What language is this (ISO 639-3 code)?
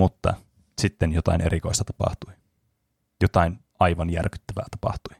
fin